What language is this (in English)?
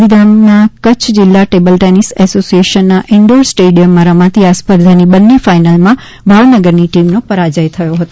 Gujarati